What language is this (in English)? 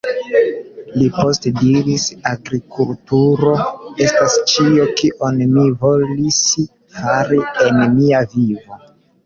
Esperanto